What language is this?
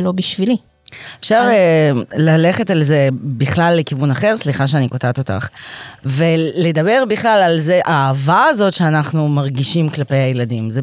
Hebrew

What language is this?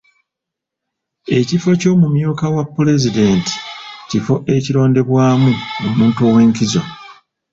Ganda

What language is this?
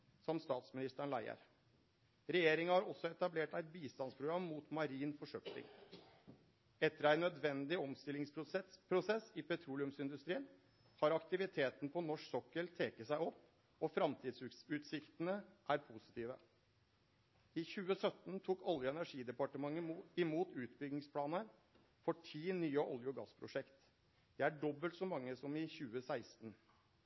Norwegian Nynorsk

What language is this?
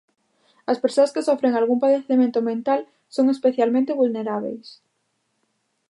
Galician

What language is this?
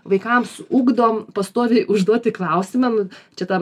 Lithuanian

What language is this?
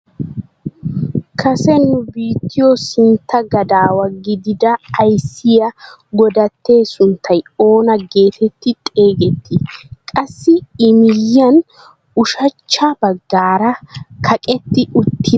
Wolaytta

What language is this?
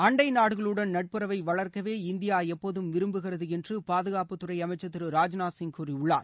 Tamil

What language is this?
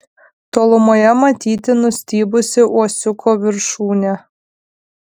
Lithuanian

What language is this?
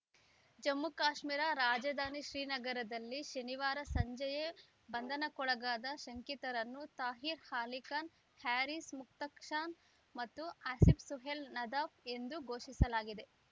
Kannada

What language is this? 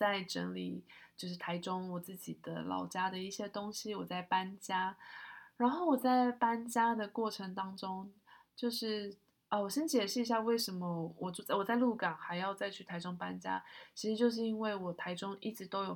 Chinese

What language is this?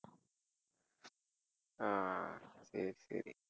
Tamil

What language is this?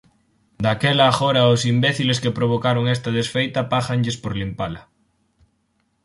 Galician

